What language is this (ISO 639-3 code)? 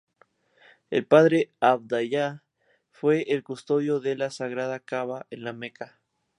spa